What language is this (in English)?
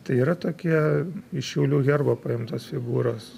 Lithuanian